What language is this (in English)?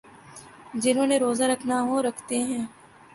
Urdu